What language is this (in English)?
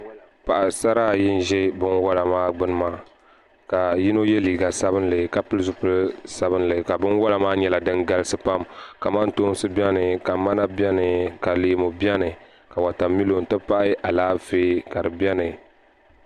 Dagbani